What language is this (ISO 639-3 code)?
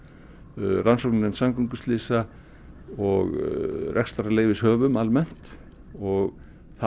isl